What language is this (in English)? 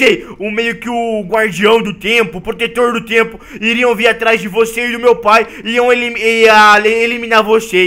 Portuguese